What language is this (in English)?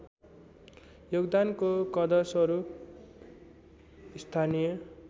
Nepali